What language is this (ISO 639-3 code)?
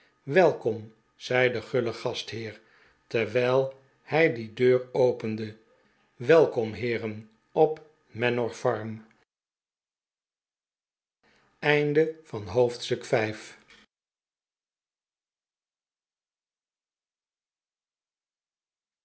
nld